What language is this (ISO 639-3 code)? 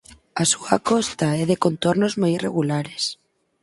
glg